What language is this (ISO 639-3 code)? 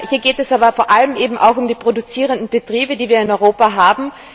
deu